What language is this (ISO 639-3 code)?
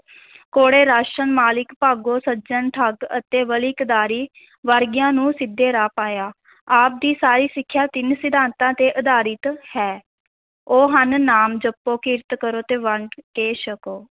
pan